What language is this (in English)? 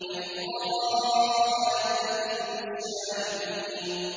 Arabic